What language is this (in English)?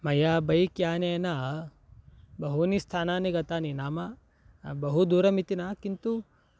Sanskrit